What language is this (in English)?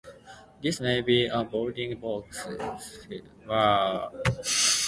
English